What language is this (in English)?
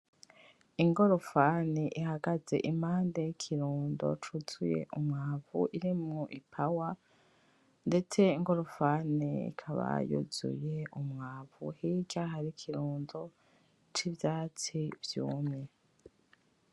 Rundi